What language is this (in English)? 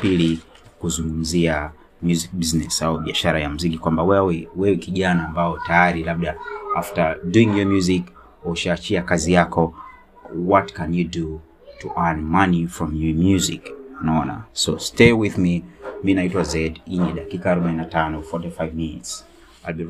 Swahili